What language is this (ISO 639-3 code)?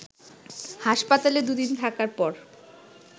ben